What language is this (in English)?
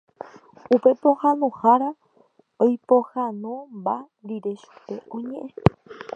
Guarani